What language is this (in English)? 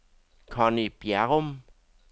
Danish